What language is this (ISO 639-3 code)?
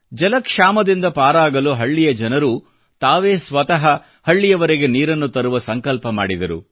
kan